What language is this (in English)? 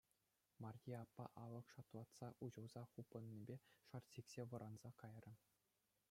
Chuvash